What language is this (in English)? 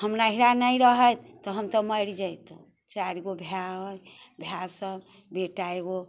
Maithili